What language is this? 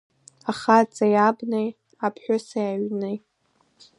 Abkhazian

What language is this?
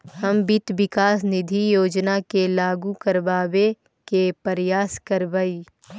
Magahi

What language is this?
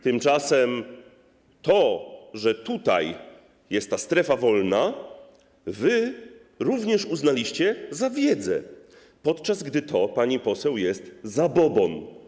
Polish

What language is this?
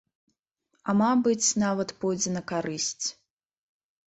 Belarusian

